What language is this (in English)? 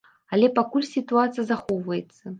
Belarusian